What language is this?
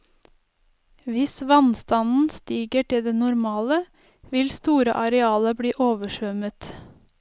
Norwegian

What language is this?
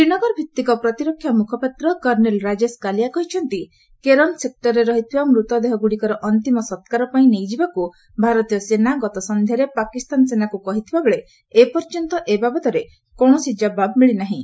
Odia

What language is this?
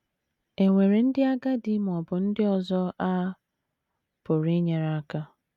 Igbo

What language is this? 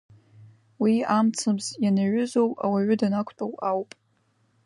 Abkhazian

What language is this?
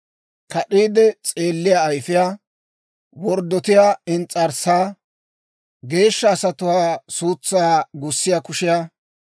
Dawro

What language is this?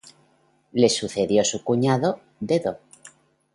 Spanish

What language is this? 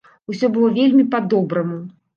Belarusian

